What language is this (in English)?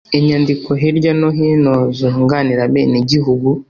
Kinyarwanda